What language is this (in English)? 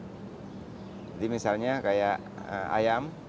Indonesian